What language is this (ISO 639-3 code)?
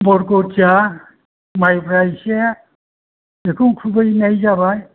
brx